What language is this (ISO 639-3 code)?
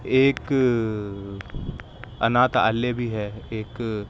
urd